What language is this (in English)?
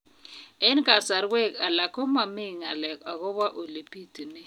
Kalenjin